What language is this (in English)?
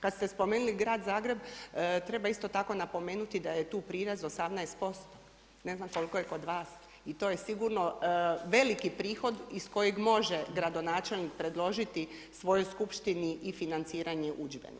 Croatian